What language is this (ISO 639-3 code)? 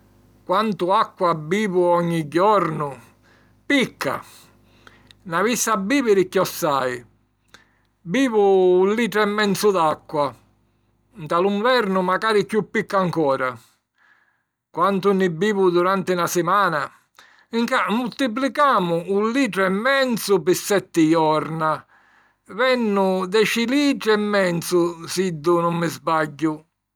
scn